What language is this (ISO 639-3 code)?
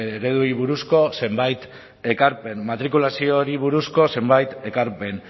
eus